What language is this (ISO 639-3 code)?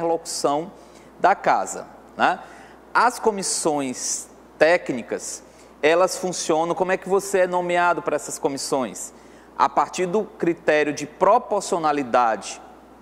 por